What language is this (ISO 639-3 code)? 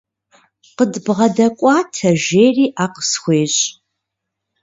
kbd